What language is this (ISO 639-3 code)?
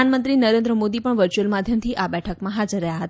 guj